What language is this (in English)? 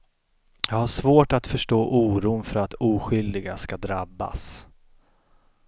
Swedish